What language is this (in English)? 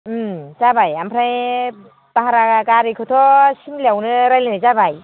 Bodo